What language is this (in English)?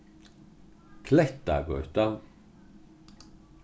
Faroese